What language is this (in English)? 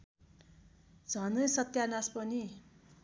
Nepali